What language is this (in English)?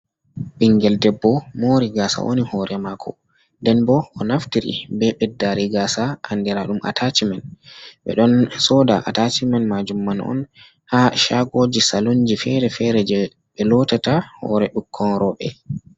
Fula